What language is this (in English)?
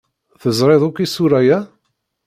Kabyle